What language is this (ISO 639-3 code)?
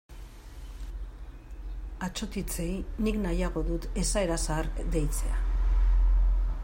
eus